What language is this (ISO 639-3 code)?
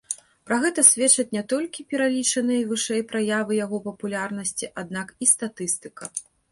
bel